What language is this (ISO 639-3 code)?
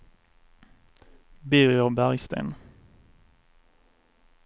swe